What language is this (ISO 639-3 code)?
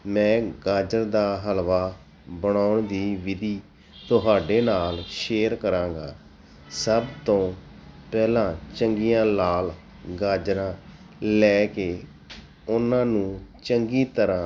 pan